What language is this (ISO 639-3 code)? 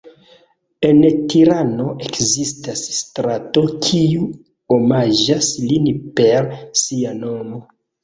epo